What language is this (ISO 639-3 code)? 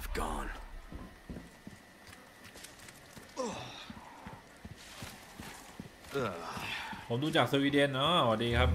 tha